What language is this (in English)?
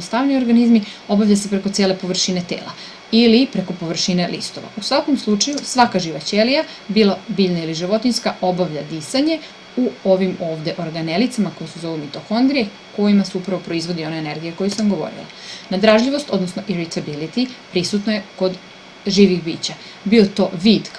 Serbian